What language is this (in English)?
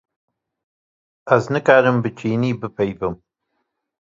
Kurdish